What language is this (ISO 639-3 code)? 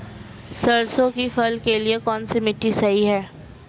hin